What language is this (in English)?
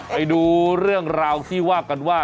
Thai